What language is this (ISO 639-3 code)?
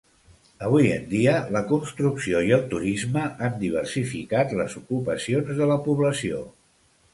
cat